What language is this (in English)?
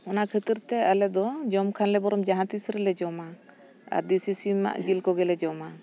Santali